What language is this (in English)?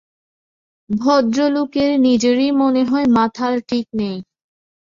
Bangla